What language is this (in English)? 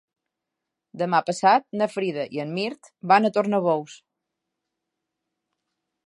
Catalan